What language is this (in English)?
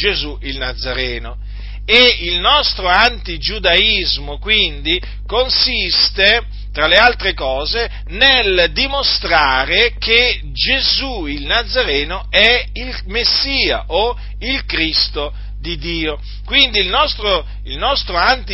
Italian